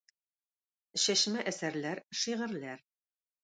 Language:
Tatar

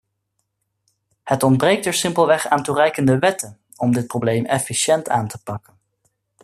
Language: Dutch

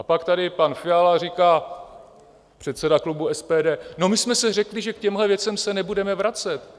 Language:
Czech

